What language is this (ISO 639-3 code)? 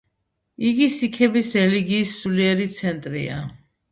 kat